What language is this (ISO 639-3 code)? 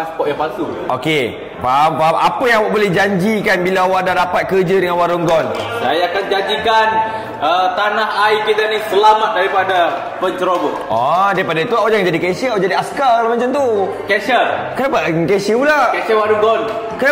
msa